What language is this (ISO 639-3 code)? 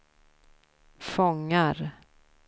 swe